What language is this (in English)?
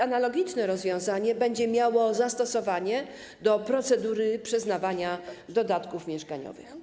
Polish